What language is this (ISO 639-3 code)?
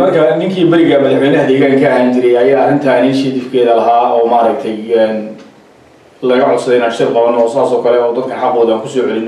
ara